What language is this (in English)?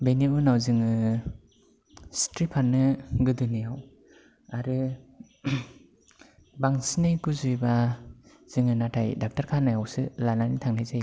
Bodo